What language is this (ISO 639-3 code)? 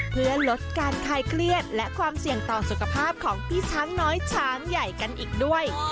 tha